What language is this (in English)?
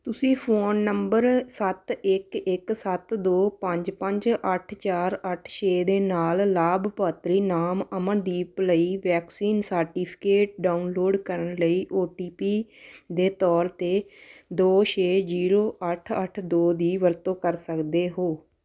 Punjabi